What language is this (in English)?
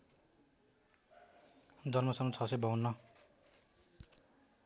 Nepali